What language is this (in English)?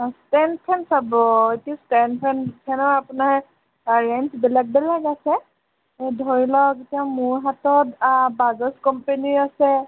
Assamese